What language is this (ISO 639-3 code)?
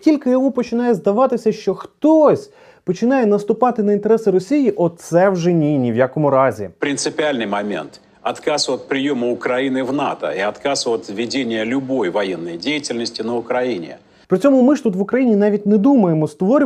ukr